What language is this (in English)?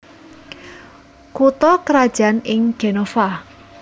Javanese